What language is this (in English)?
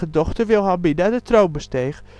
Dutch